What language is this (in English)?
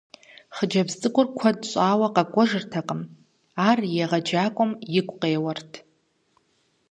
Kabardian